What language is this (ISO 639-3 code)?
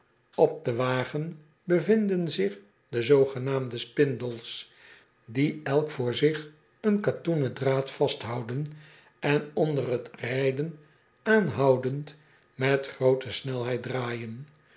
nld